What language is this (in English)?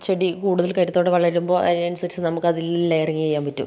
Malayalam